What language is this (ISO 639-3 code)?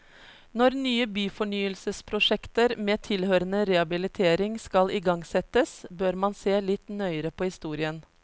nor